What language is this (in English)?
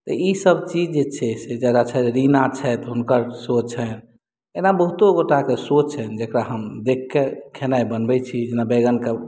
Maithili